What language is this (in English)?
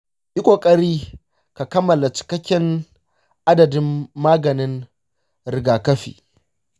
Hausa